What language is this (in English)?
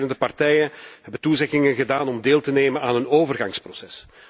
Dutch